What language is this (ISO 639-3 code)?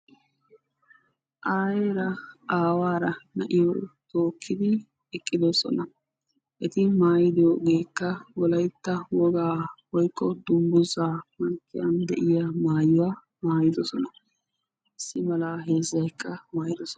wal